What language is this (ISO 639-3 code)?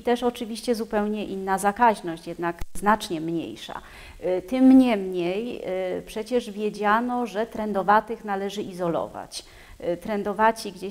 pol